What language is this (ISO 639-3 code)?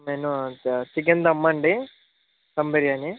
tel